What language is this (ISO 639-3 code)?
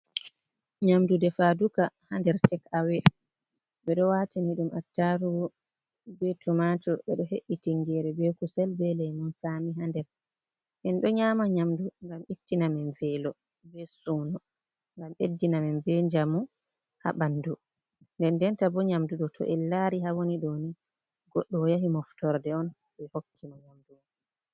ful